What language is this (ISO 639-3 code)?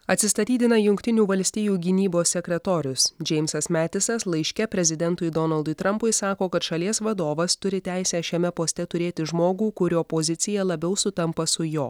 lit